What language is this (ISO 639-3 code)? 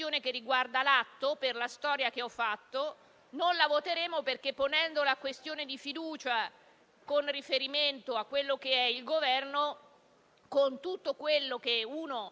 ita